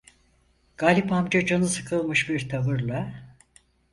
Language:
Turkish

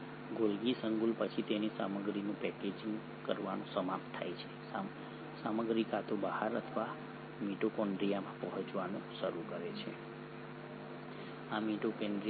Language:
Gujarati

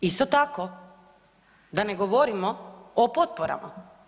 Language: Croatian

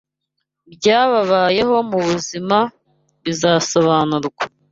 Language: Kinyarwanda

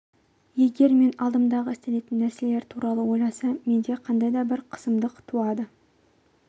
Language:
Kazakh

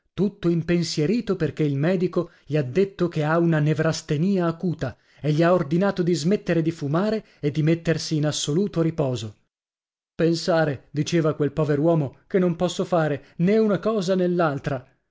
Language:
Italian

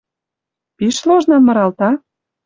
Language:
Western Mari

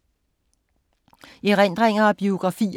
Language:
Danish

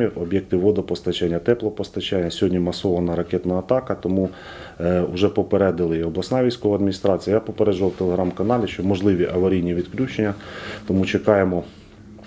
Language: Ukrainian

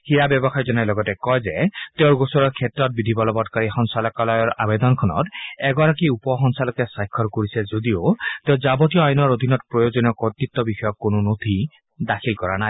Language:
Assamese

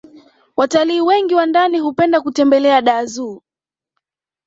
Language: Swahili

